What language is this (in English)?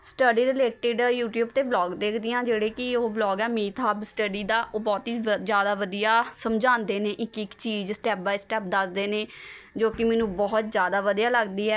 Punjabi